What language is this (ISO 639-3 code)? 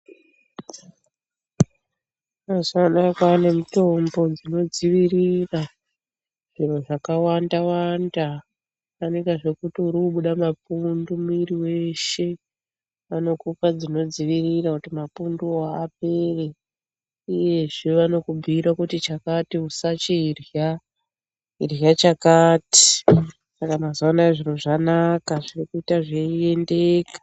ndc